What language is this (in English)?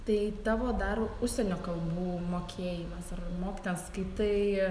Lithuanian